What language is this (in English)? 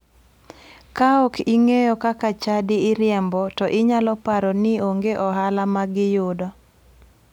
Luo (Kenya and Tanzania)